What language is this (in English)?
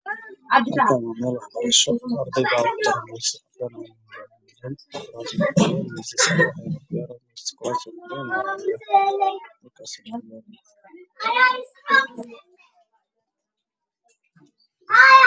Somali